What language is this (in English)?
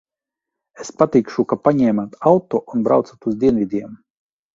Latvian